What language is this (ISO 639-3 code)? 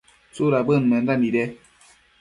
mcf